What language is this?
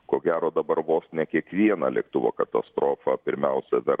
Lithuanian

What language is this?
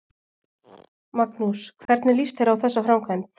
Icelandic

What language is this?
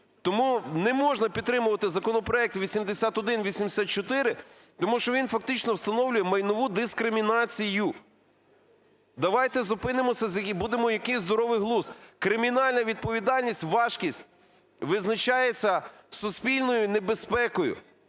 Ukrainian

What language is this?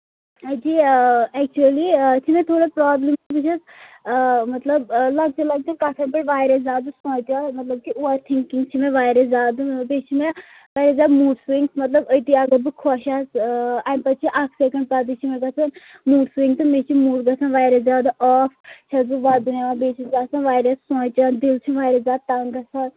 Kashmiri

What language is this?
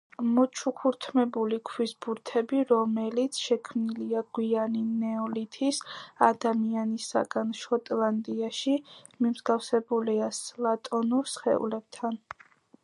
Georgian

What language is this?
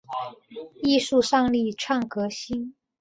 Chinese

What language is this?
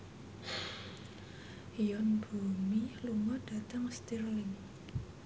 Javanese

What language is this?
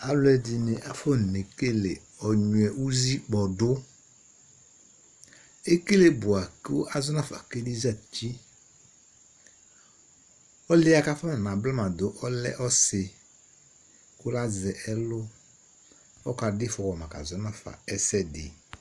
Ikposo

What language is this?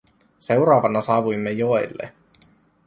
Finnish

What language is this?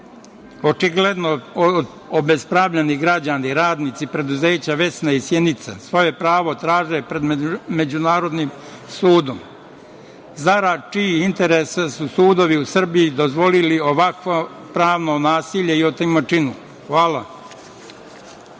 Serbian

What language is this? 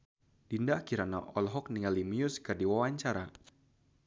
Sundanese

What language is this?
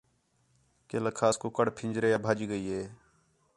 Khetrani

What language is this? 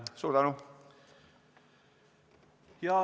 Estonian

